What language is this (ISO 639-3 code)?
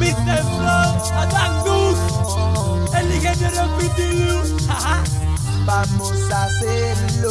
ita